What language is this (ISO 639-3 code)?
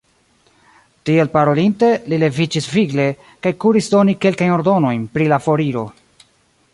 epo